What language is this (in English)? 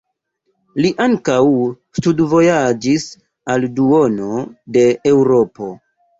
Esperanto